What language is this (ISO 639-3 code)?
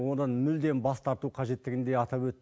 kaz